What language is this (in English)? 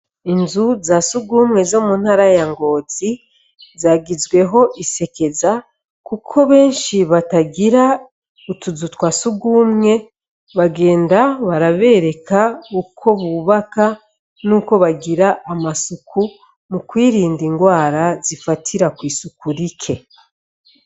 Rundi